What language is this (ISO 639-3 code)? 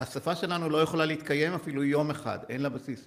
heb